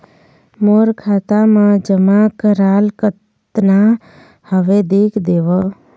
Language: Chhattisgarhi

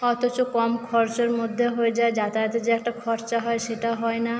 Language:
Bangla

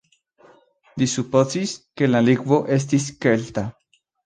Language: Esperanto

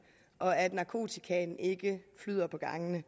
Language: Danish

